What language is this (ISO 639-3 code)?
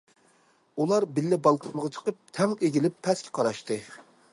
uig